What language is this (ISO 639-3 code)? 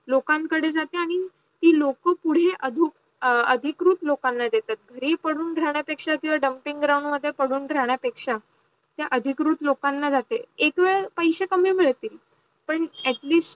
mar